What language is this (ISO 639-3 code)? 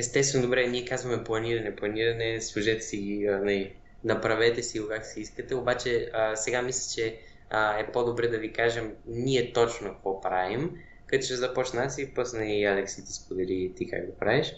bul